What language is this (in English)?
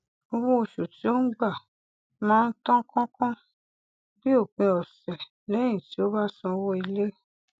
Yoruba